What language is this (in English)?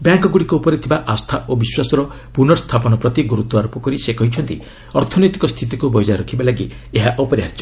Odia